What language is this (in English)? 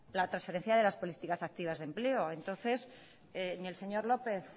Spanish